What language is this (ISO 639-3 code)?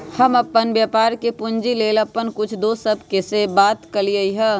mag